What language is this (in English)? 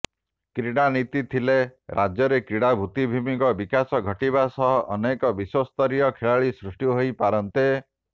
Odia